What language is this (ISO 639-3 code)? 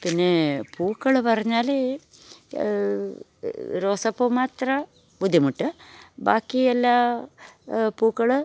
mal